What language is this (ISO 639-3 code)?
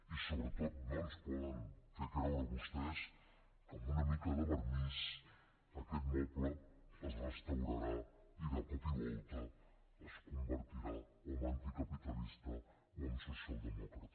cat